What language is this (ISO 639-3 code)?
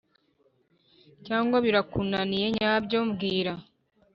kin